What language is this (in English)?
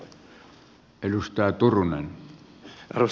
Finnish